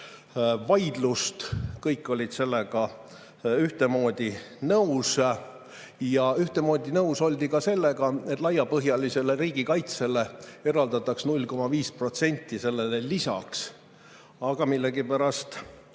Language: Estonian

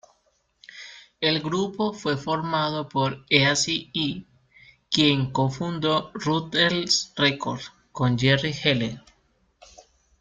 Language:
Spanish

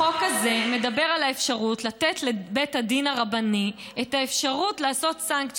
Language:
Hebrew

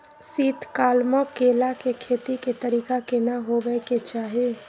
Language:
Maithili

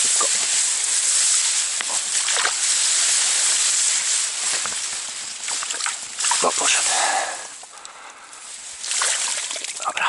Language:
Polish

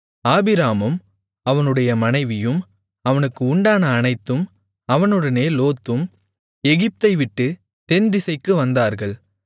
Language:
Tamil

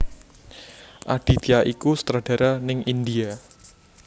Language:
Javanese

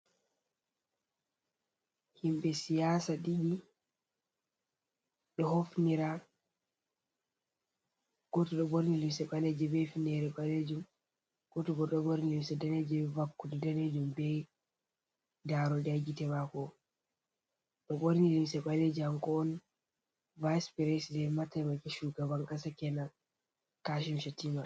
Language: Fula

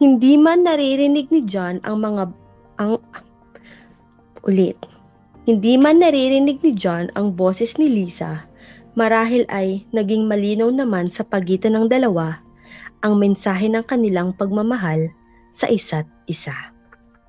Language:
Filipino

